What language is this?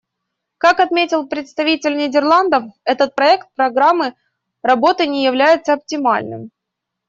Russian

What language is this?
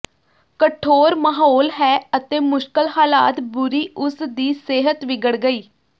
Punjabi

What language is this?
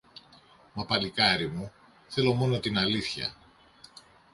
Greek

